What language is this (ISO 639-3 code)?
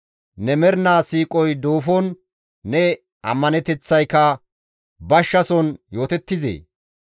gmv